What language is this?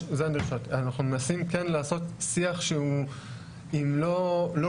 Hebrew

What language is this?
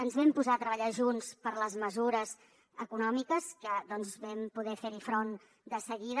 Catalan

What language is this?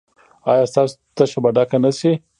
Pashto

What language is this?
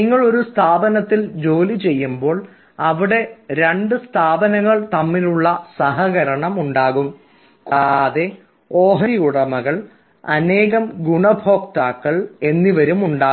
Malayalam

